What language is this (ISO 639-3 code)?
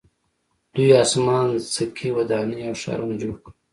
pus